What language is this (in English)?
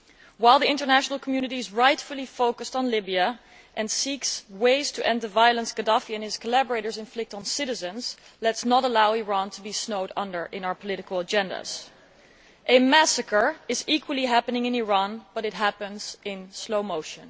English